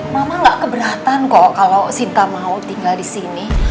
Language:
Indonesian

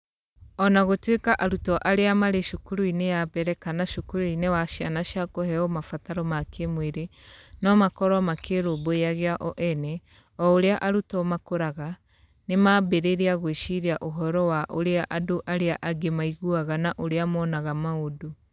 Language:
Kikuyu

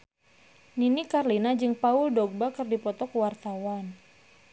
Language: Sundanese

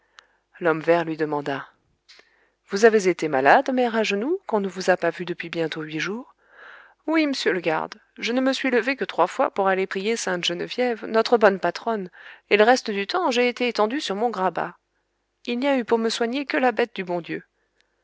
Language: French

